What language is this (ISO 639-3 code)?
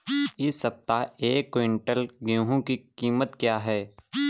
hin